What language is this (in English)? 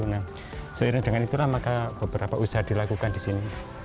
Indonesian